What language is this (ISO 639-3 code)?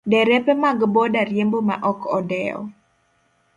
luo